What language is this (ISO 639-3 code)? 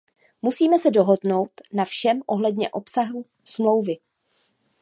ces